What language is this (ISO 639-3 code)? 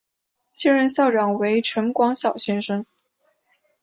zho